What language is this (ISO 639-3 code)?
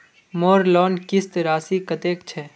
mag